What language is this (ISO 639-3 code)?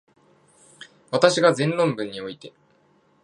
jpn